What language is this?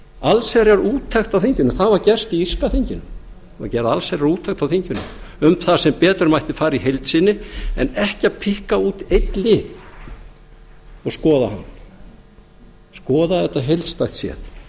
Icelandic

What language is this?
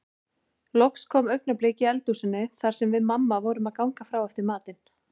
Icelandic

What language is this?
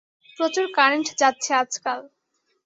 Bangla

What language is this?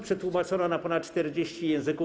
Polish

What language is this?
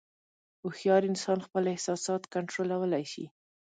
Pashto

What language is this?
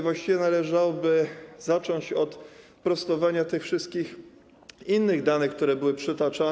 Polish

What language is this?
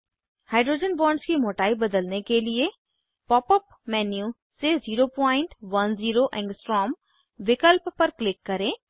Hindi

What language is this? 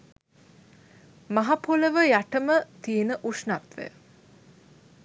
Sinhala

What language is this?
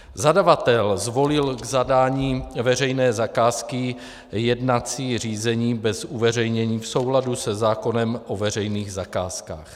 Czech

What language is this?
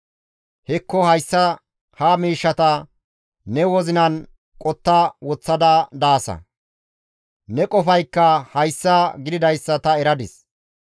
Gamo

